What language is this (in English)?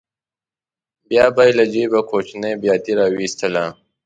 Pashto